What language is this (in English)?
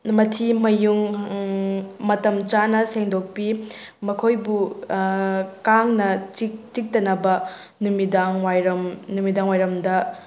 Manipuri